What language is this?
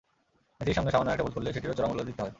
Bangla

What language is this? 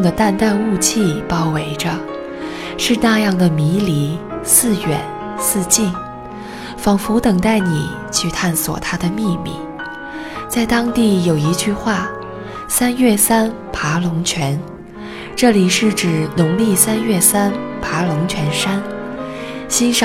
Chinese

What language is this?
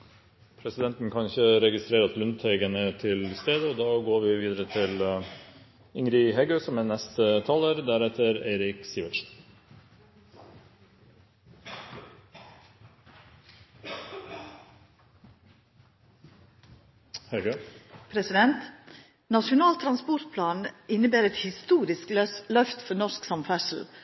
Norwegian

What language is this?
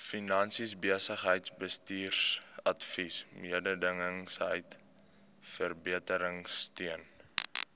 Afrikaans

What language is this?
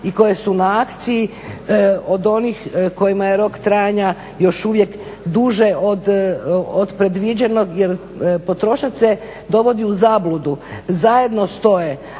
Croatian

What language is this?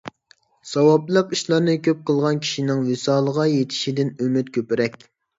Uyghur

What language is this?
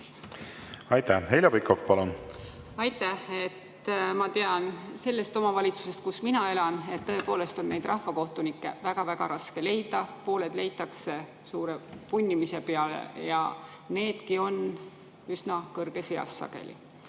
Estonian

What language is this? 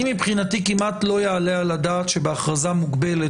Hebrew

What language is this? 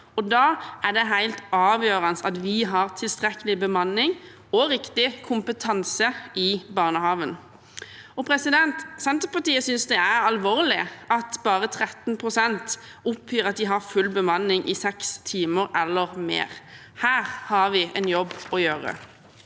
Norwegian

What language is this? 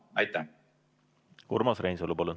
Estonian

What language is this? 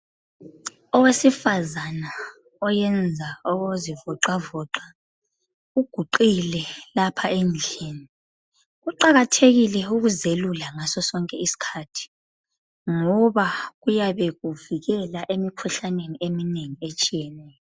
North Ndebele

